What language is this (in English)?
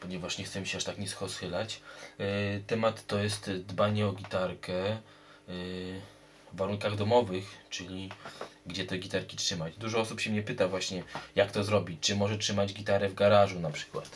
Polish